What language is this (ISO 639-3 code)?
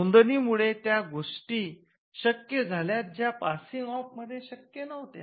mar